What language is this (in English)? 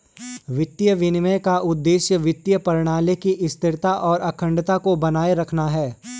Hindi